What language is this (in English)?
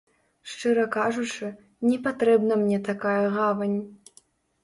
Belarusian